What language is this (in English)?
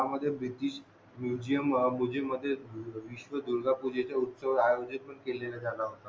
Marathi